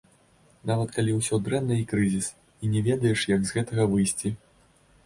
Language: Belarusian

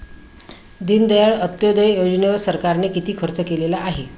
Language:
Marathi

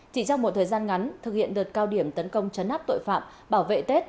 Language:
Vietnamese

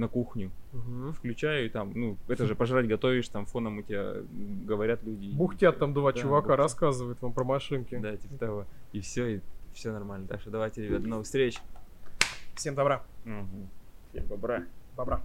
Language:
Russian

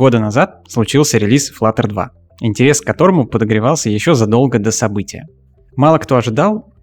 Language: Russian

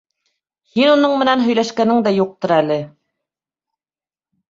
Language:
Bashkir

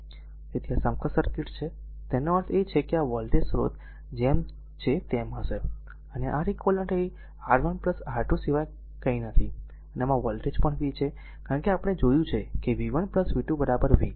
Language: Gujarati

